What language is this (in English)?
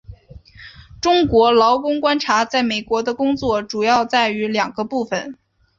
Chinese